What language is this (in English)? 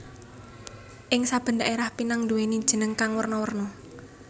Javanese